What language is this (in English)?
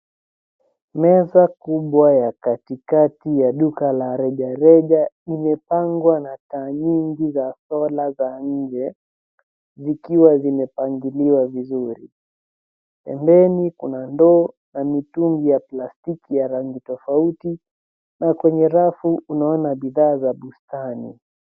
Swahili